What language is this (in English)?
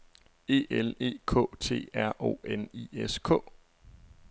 Danish